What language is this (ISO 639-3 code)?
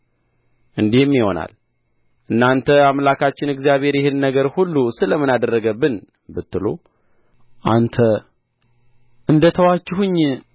amh